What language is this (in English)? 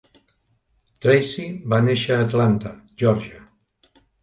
Catalan